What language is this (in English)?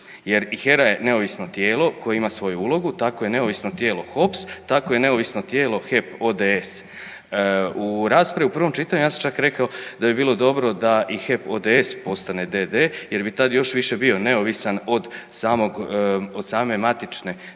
Croatian